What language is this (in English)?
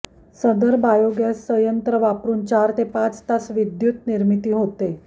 Marathi